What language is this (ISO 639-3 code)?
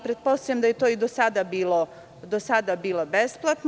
srp